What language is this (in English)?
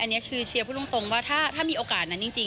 Thai